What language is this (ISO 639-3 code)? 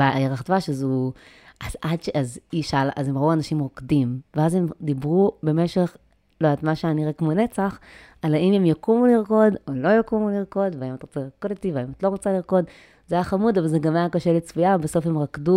heb